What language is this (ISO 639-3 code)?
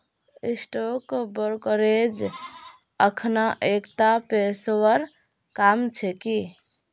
mag